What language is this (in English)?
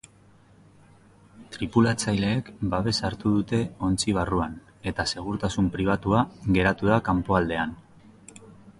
Basque